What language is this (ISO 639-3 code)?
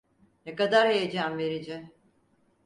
tur